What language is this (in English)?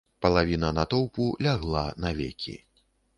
Belarusian